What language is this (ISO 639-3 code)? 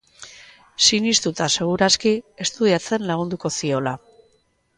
eus